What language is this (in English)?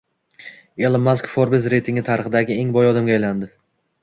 Uzbek